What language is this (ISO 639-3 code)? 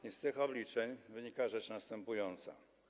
pol